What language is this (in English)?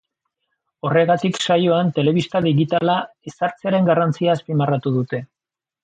Basque